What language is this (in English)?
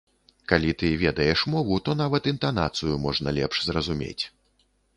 Belarusian